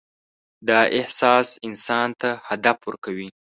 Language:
Pashto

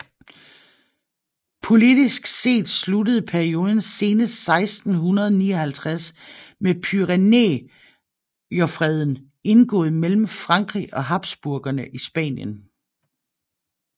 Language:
Danish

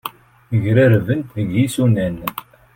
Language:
Kabyle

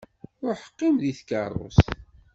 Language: Kabyle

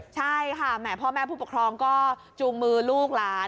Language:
Thai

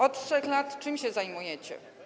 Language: Polish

